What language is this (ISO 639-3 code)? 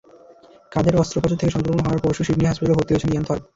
ben